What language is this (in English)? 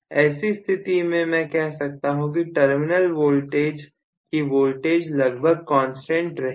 Hindi